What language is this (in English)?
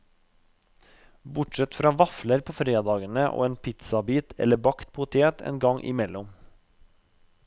Norwegian